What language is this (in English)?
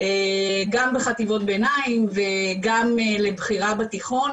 Hebrew